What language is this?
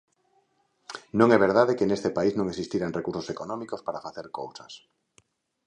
Galician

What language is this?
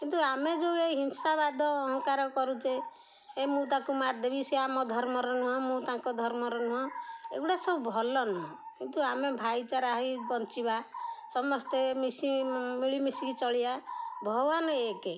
Odia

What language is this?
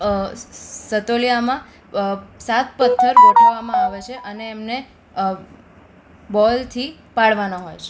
Gujarati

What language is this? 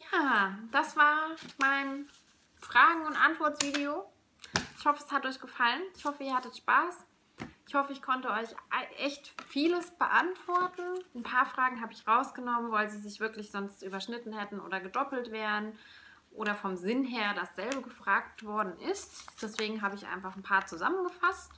German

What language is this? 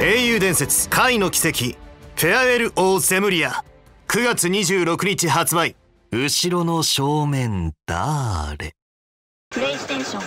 Japanese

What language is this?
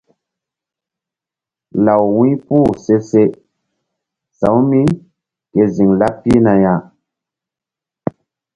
Mbum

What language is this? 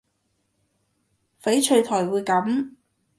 Cantonese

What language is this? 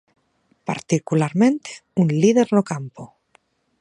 Galician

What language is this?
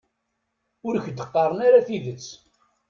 Kabyle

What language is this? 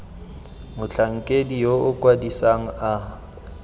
Tswana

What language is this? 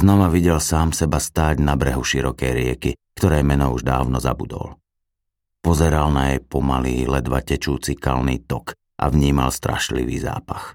Slovak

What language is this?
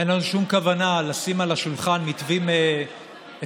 Hebrew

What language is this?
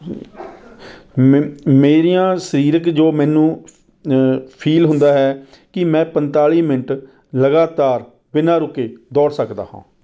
Punjabi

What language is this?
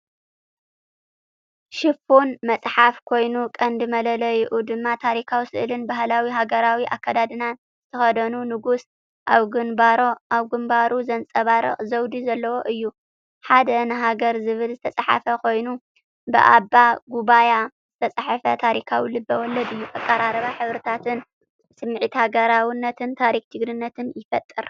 Tigrinya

